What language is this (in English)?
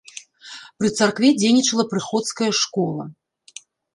Belarusian